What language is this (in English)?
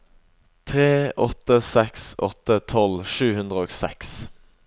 Norwegian